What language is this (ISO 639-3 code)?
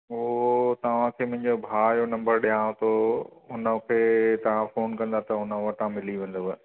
snd